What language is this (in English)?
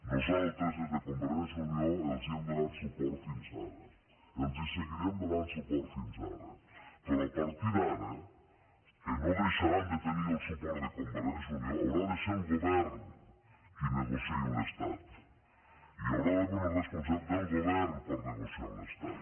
Catalan